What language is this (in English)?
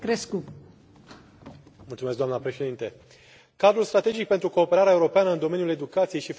Romanian